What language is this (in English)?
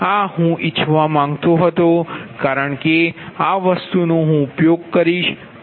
Gujarati